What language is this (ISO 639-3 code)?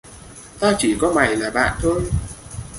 vie